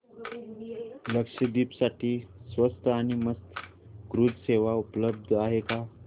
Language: Marathi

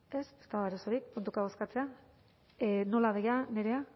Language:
Basque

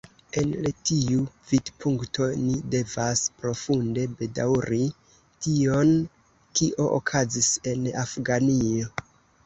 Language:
Esperanto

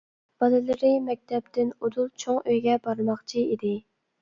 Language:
Uyghur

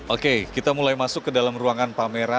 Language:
Indonesian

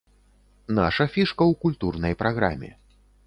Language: Belarusian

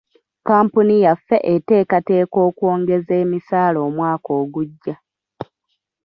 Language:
Ganda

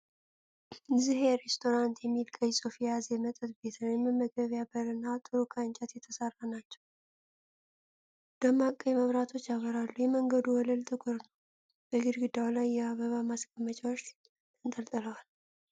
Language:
Amharic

